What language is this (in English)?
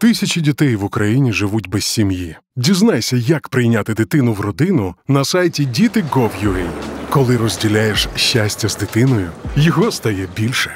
Ukrainian